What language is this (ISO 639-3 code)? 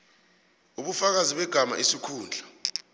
nbl